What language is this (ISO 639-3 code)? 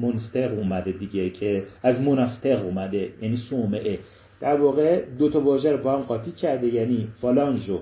fas